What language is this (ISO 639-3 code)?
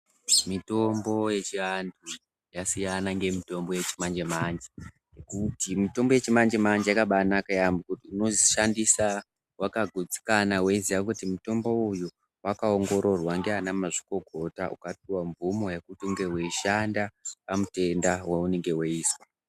ndc